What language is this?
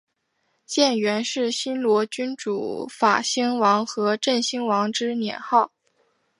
Chinese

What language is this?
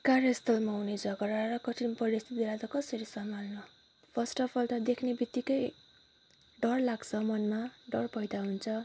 Nepali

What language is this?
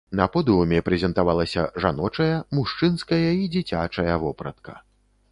Belarusian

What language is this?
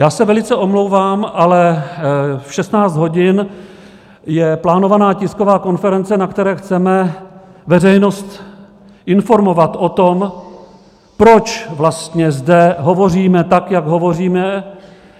Czech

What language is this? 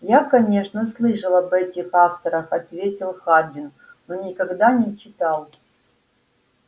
Russian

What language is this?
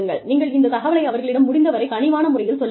Tamil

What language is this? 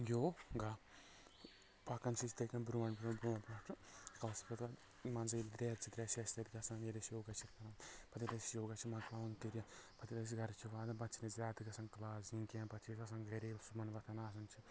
Kashmiri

